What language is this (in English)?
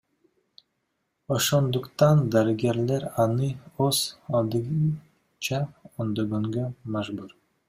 Kyrgyz